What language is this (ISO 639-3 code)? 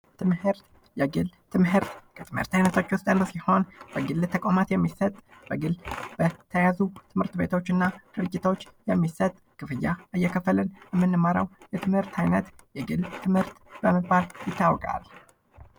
amh